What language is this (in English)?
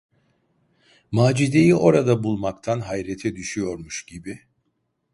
Turkish